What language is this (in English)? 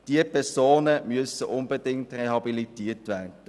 Swiss German